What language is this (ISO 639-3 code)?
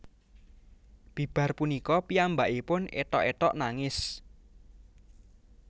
jav